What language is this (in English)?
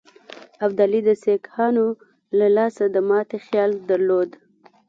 Pashto